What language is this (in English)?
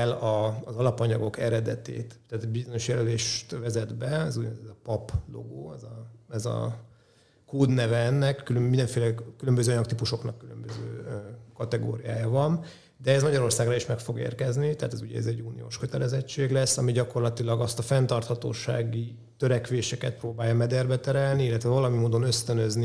Hungarian